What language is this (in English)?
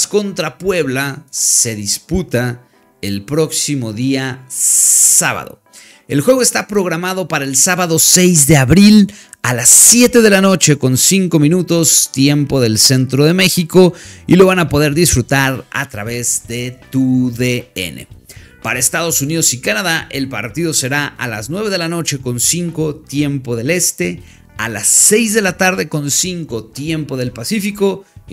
Spanish